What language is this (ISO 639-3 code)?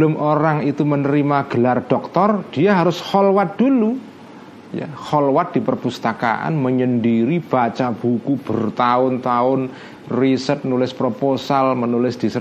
ind